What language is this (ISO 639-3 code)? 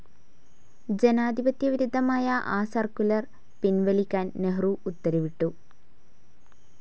mal